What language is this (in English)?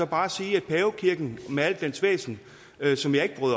Danish